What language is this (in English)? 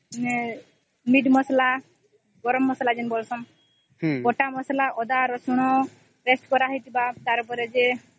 Odia